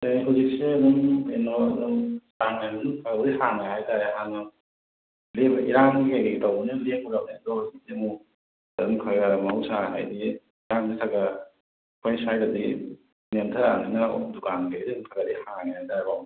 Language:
Manipuri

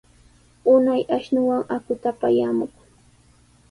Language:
Sihuas Ancash Quechua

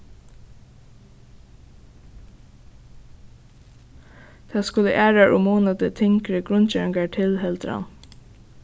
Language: Faroese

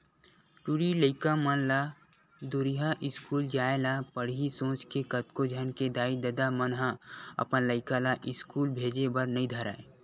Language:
Chhattisgarhi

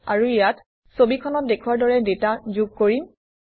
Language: Assamese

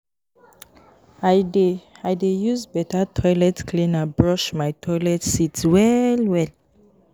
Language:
Nigerian Pidgin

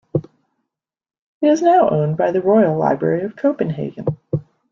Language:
English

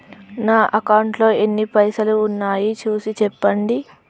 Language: Telugu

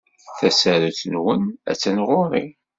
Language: Kabyle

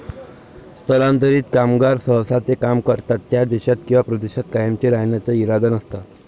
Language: Marathi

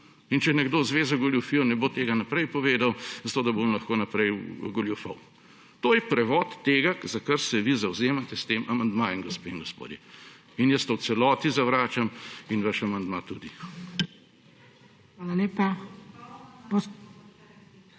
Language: Slovenian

